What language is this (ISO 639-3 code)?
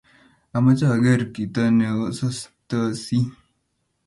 kln